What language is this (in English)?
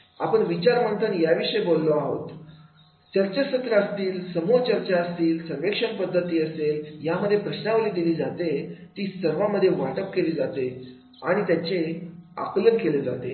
Marathi